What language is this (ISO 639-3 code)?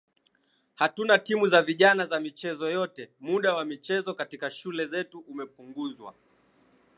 swa